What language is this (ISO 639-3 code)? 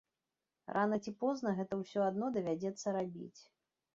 bel